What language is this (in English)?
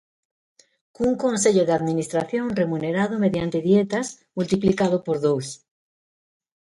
Galician